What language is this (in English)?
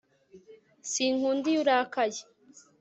Kinyarwanda